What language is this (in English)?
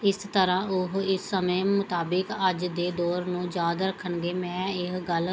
Punjabi